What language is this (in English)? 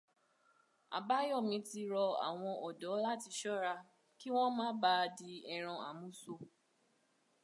Yoruba